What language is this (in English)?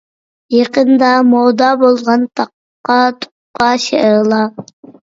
Uyghur